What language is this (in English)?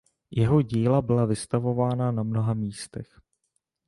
Czech